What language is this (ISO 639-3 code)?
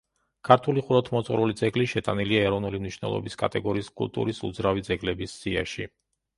kat